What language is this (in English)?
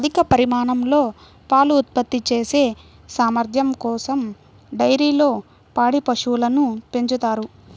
Telugu